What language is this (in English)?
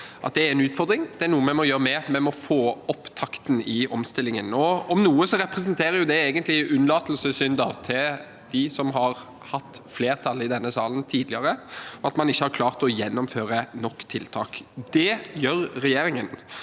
Norwegian